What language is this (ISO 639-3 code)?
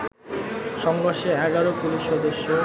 ben